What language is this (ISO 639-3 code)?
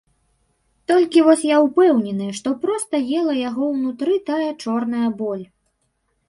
bel